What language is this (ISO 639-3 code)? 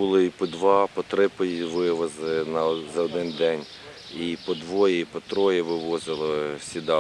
ukr